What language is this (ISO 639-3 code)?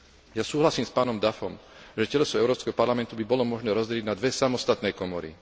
slk